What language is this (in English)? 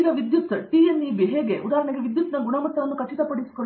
Kannada